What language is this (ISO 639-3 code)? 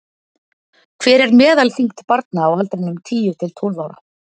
isl